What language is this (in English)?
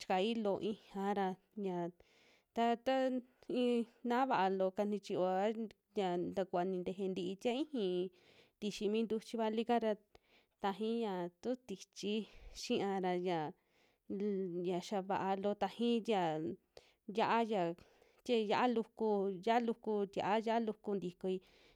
Western Juxtlahuaca Mixtec